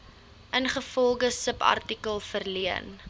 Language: Afrikaans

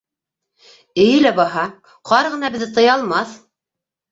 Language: Bashkir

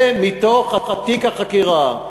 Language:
Hebrew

